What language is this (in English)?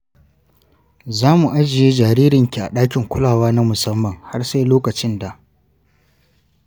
Hausa